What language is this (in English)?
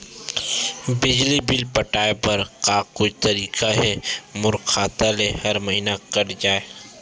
Chhattisgarhi